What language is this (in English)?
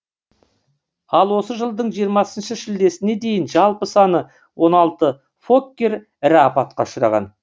Kazakh